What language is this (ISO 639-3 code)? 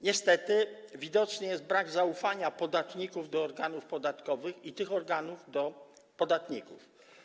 pol